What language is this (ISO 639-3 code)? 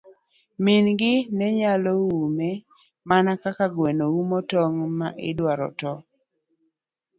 luo